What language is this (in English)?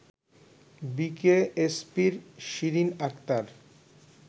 Bangla